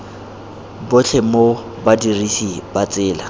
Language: Tswana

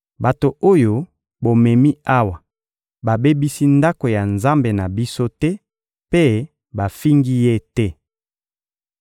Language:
Lingala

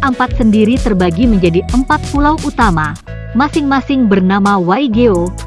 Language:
Indonesian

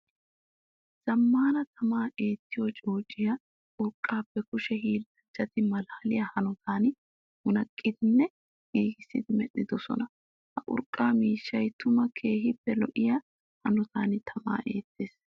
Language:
Wolaytta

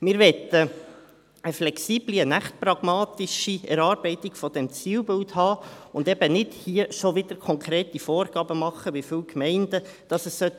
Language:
Swiss German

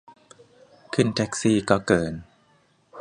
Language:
Thai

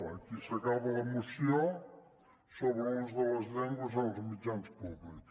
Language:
Catalan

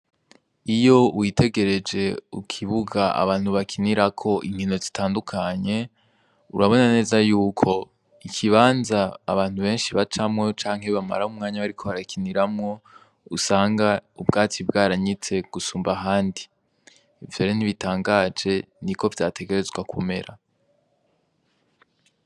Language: Rundi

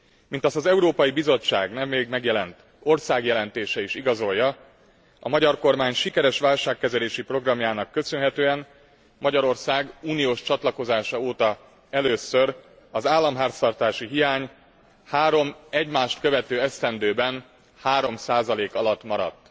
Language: Hungarian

